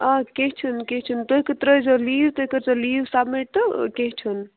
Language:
Kashmiri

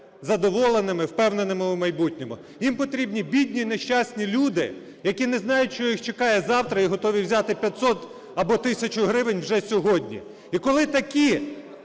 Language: Ukrainian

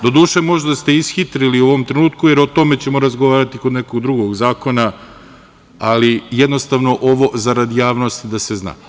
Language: Serbian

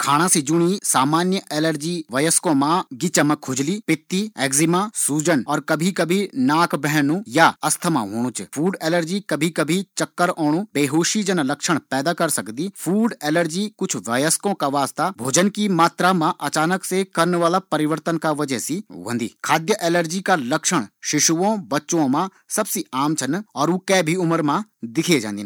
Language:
Garhwali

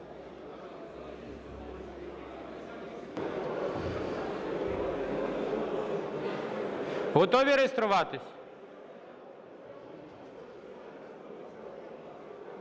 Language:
Ukrainian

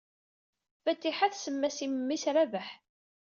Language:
Kabyle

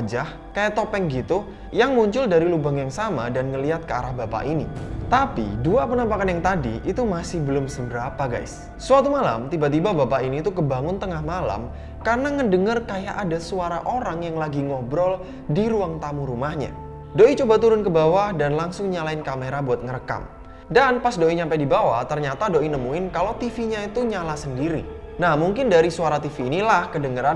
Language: Indonesian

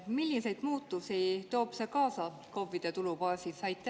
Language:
Estonian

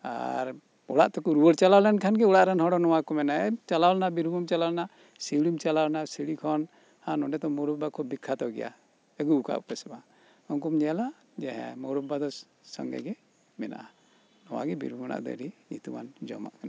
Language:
Santali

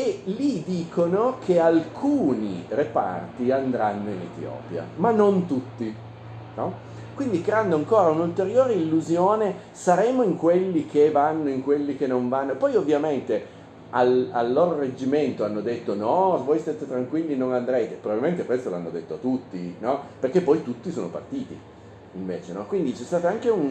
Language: Italian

